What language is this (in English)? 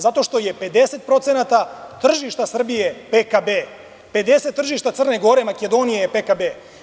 Serbian